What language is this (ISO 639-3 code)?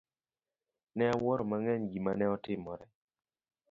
luo